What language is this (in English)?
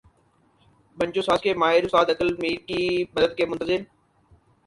Urdu